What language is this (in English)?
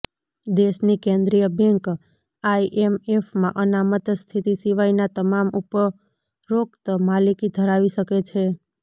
Gujarati